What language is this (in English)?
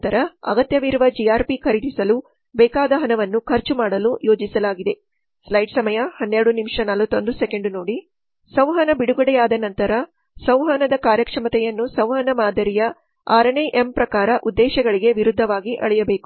Kannada